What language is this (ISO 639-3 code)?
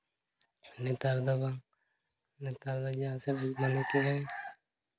sat